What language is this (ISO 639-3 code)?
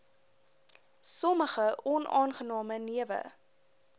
afr